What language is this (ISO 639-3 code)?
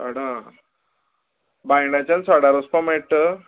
kok